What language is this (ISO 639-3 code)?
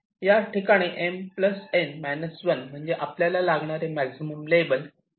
mar